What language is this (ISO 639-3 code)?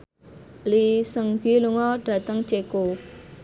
jav